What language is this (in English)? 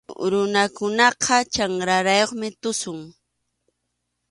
Arequipa-La Unión Quechua